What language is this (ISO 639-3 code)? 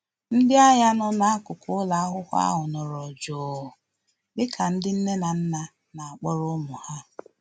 ibo